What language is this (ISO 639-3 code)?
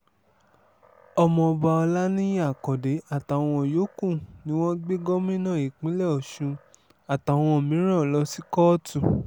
yor